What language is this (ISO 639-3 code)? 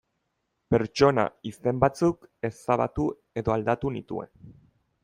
eus